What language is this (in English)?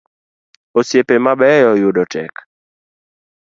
Luo (Kenya and Tanzania)